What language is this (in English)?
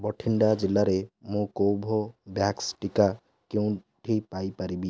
Odia